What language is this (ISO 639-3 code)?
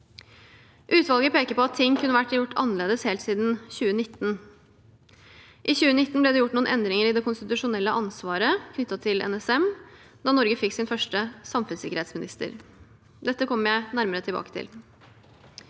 nor